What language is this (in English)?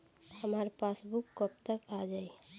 Bhojpuri